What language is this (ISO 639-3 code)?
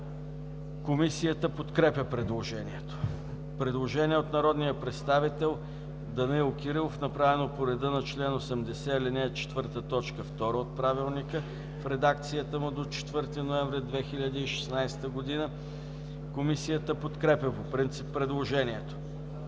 bul